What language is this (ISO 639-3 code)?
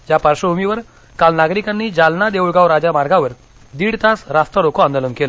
mar